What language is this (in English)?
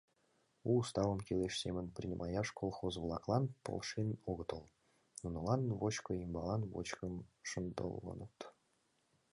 Mari